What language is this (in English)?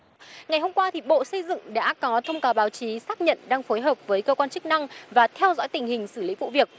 Vietnamese